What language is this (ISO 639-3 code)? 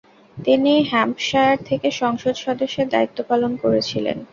ben